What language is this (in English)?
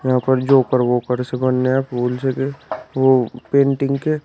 Hindi